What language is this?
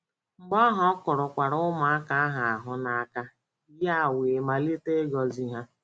Igbo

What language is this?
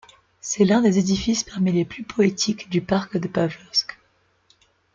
French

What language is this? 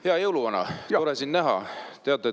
Estonian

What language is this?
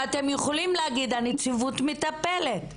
Hebrew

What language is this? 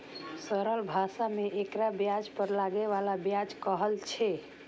Maithili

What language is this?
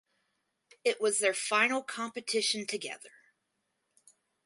English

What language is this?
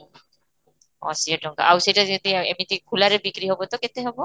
Odia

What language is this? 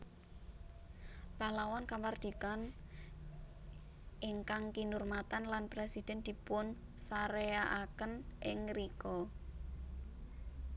Javanese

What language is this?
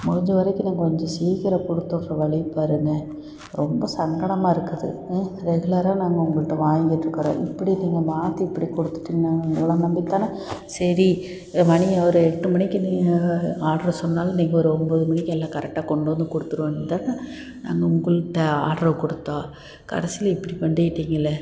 Tamil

